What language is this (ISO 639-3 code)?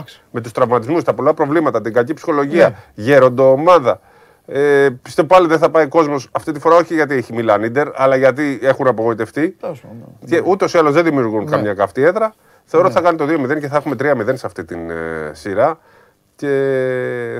ell